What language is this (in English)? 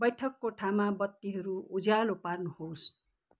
Nepali